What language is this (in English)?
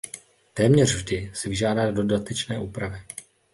Czech